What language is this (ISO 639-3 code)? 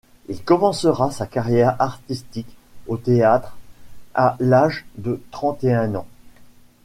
fra